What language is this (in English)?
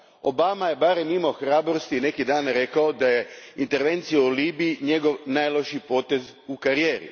Croatian